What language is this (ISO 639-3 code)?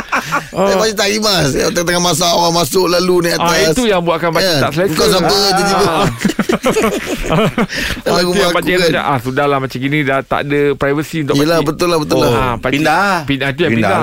msa